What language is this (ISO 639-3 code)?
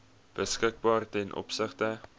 afr